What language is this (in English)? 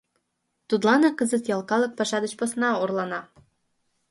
Mari